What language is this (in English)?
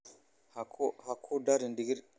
Somali